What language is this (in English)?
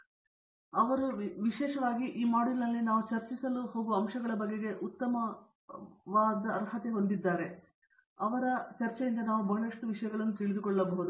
Kannada